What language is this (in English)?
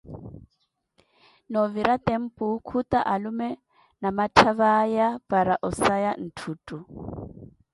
Koti